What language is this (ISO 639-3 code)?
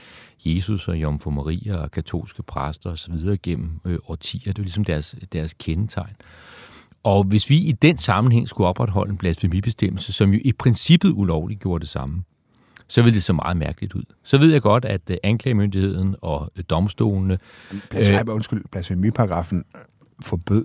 dan